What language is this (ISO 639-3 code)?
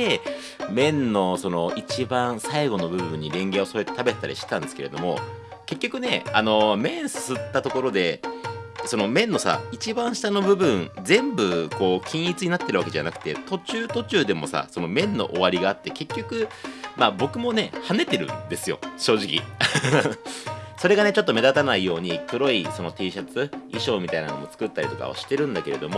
jpn